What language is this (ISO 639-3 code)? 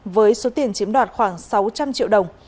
vie